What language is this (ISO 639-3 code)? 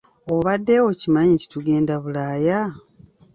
lug